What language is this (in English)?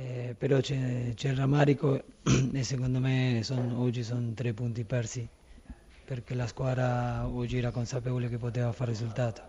Italian